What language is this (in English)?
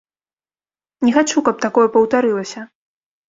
Belarusian